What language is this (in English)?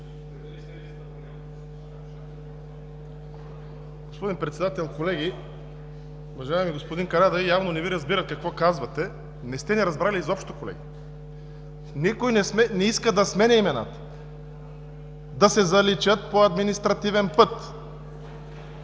Bulgarian